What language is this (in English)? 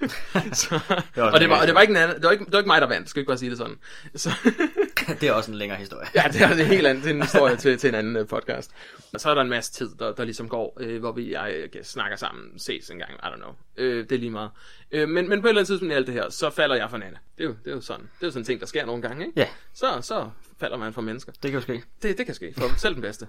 Danish